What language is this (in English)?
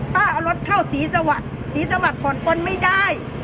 Thai